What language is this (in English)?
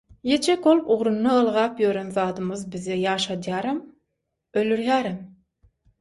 Turkmen